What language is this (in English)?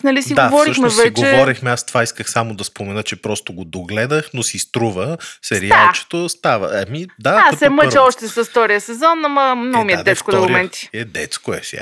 Bulgarian